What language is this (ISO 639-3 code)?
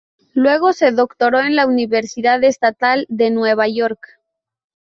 spa